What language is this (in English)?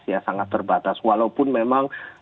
Indonesian